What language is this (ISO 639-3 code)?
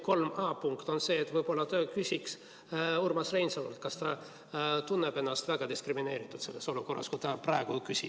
est